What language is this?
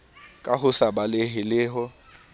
Southern Sotho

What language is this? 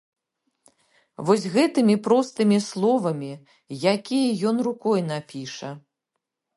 Belarusian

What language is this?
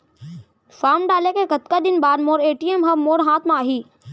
Chhattisgarhi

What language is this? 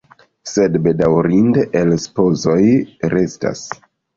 Esperanto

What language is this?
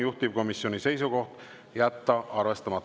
Estonian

